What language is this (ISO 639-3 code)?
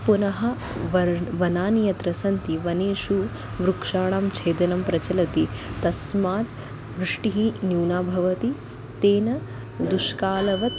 san